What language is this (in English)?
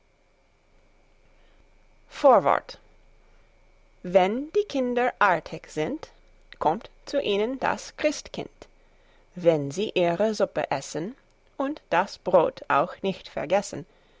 German